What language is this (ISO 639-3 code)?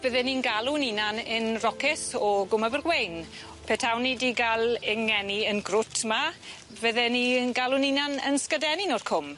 cym